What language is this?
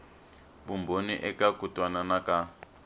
Tsonga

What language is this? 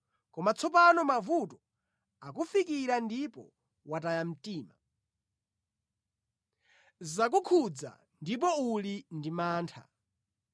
Nyanja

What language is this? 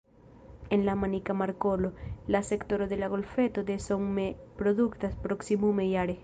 Esperanto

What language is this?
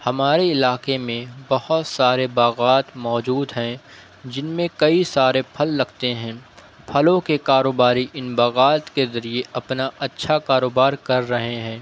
Urdu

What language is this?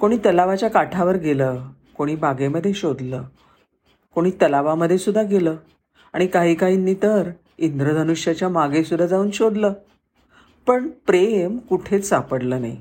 Marathi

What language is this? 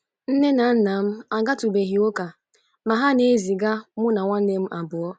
Igbo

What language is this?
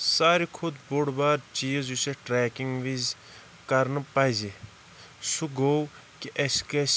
Kashmiri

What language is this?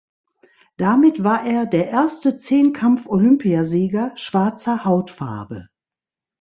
German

